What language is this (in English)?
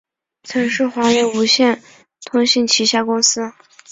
Chinese